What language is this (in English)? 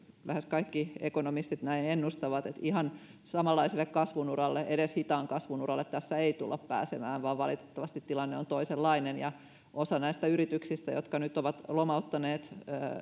Finnish